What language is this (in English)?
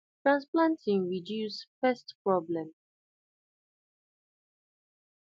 Nigerian Pidgin